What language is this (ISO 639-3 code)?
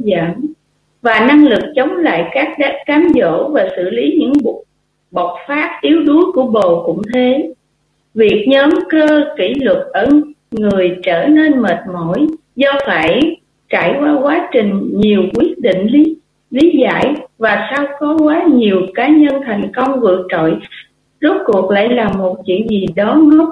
vie